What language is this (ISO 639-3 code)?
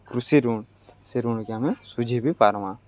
ori